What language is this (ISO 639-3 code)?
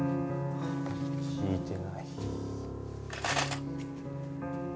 jpn